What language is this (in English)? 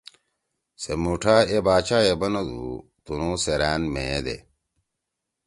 Torwali